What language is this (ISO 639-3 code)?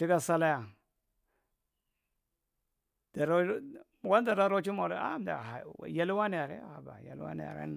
mrt